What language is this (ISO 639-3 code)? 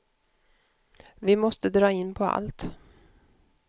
swe